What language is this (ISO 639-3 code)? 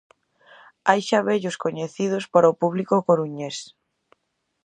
glg